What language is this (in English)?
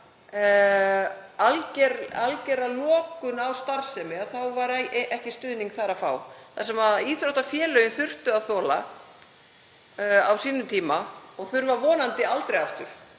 Icelandic